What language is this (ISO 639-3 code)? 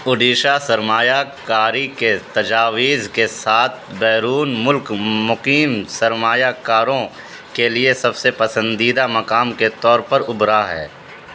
urd